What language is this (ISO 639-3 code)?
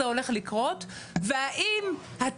heb